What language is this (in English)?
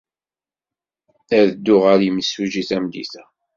Kabyle